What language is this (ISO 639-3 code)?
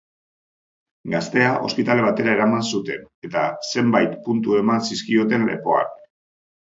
eus